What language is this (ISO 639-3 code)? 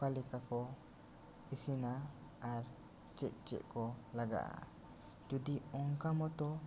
sat